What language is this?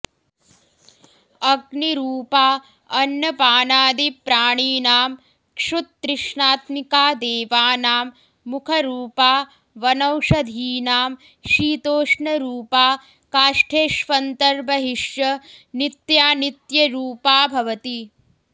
Sanskrit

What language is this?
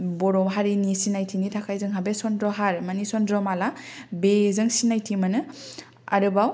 Bodo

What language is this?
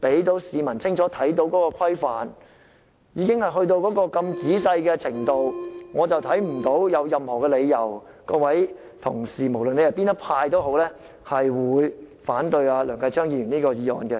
Cantonese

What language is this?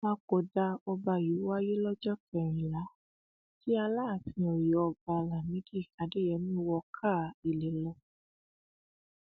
Yoruba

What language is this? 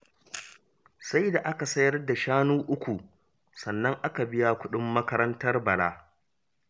Hausa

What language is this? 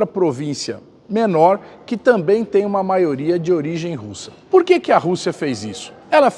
Portuguese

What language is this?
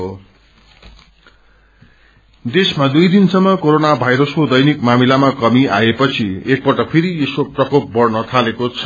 Nepali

